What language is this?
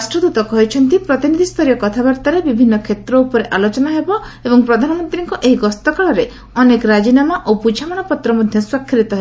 Odia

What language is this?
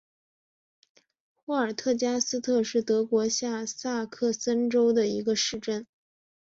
Chinese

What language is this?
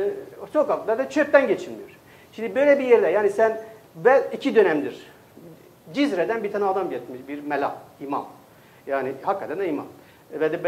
Turkish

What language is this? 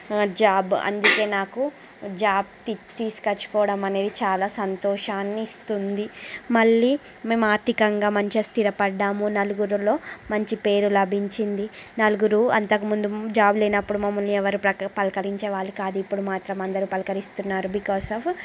Telugu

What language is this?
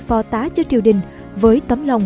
Vietnamese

